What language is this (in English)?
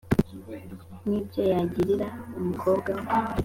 Kinyarwanda